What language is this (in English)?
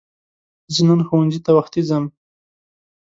Pashto